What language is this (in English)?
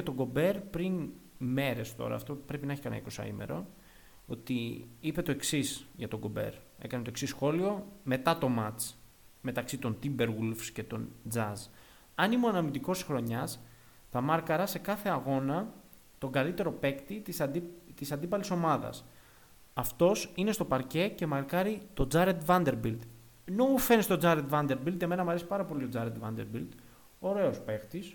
Greek